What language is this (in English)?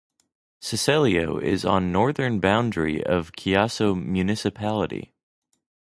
English